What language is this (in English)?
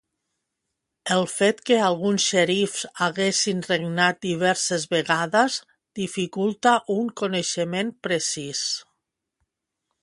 Catalan